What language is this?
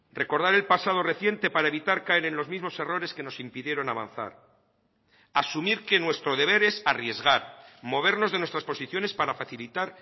Spanish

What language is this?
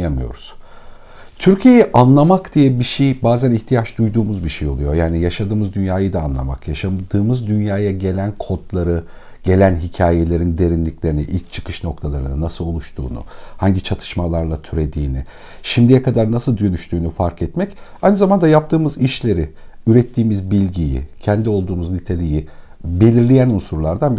Turkish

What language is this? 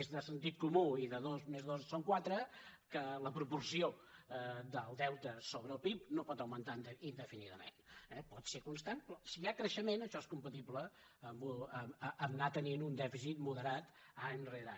Catalan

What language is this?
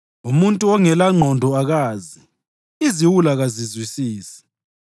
North Ndebele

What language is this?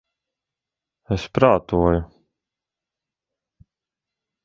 Latvian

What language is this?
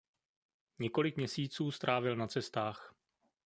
Czech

